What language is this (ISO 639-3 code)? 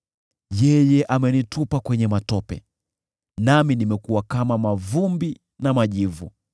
swa